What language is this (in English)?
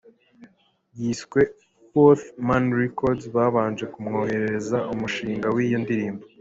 Kinyarwanda